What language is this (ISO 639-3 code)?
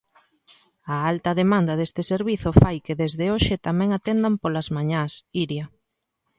glg